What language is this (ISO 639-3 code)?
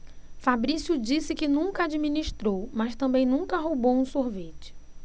por